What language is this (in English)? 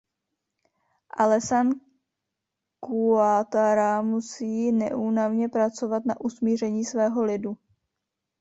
Czech